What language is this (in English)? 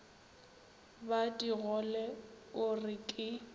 Northern Sotho